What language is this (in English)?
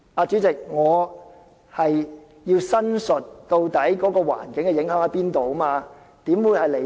Cantonese